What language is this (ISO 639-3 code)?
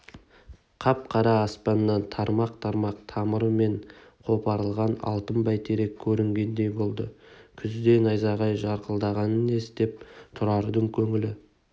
kaz